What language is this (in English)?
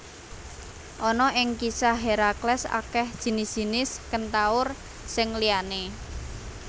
Javanese